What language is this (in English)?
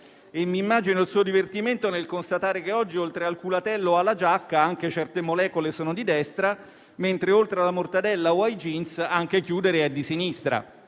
Italian